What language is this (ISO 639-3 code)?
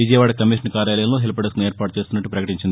tel